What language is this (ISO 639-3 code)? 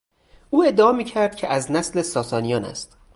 fas